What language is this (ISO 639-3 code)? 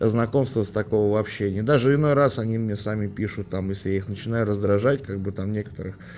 rus